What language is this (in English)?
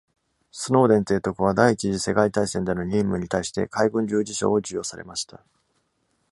Japanese